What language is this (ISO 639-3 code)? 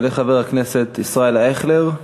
heb